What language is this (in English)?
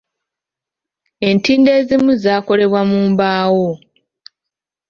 Ganda